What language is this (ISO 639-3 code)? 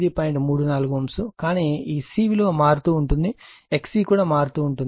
tel